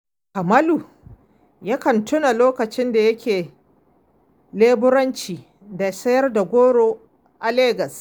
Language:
Hausa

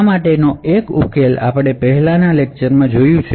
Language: Gujarati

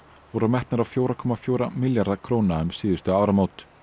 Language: Icelandic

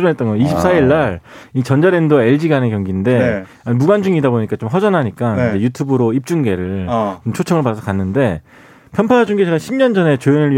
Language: Korean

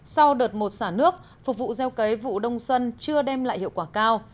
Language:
Vietnamese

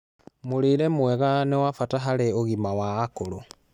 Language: Kikuyu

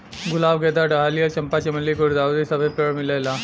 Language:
Bhojpuri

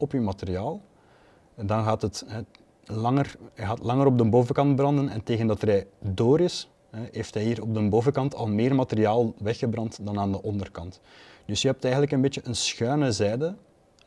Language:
Dutch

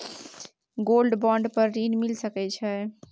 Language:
Maithili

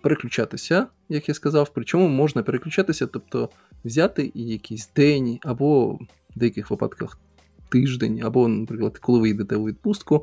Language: Ukrainian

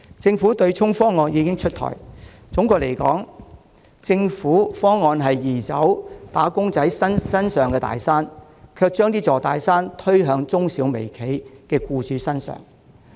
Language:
Cantonese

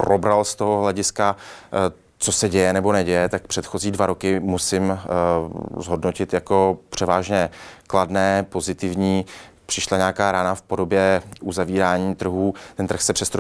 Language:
Czech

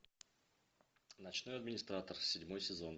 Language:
Russian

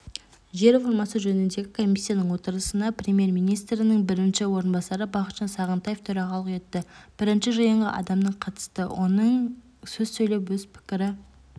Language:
Kazakh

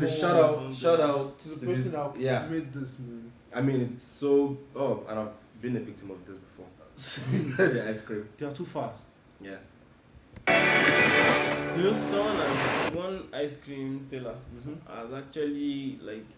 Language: Turkish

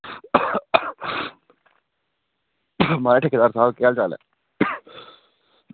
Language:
Dogri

